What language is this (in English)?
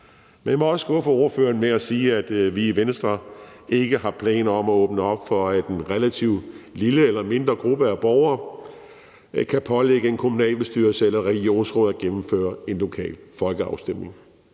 Danish